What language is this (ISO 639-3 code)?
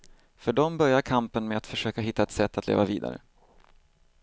swe